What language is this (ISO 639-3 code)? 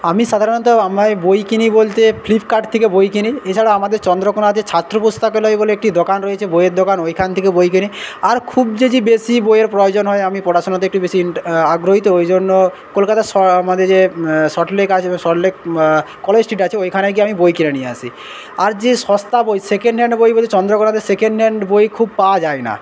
ben